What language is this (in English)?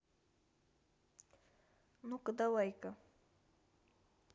Russian